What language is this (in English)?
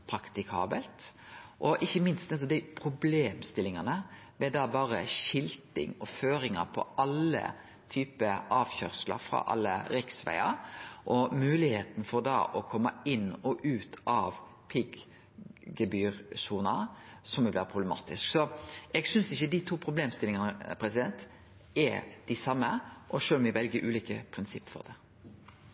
Norwegian Nynorsk